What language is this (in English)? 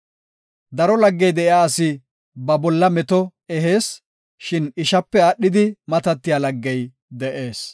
Gofa